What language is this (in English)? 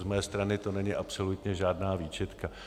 Czech